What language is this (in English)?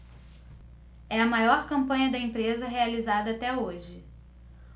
Portuguese